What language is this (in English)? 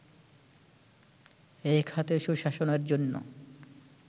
Bangla